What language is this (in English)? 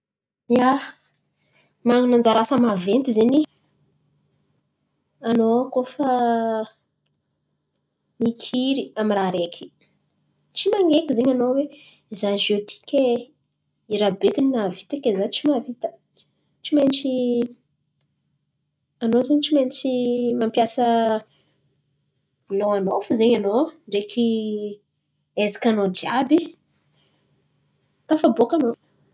Antankarana Malagasy